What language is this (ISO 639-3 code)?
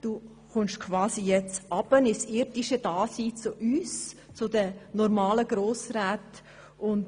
gsw